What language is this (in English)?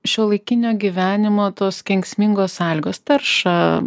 Lithuanian